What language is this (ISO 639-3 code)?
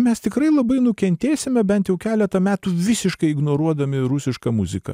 lit